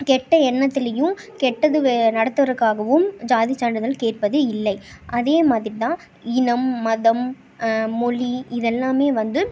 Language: Tamil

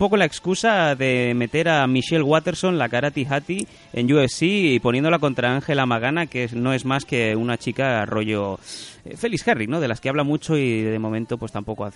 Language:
Spanish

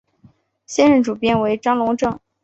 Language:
Chinese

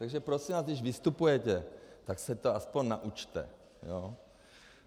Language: Czech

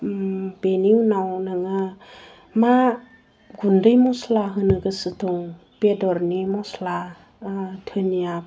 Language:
Bodo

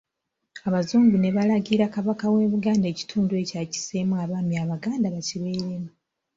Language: Ganda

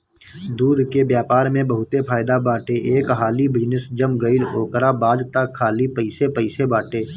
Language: Bhojpuri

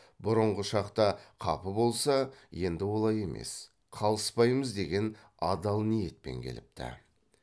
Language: Kazakh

